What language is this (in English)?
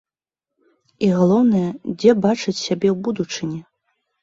Belarusian